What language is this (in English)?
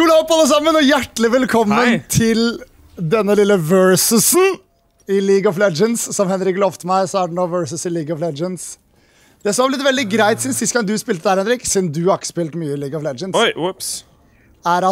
Norwegian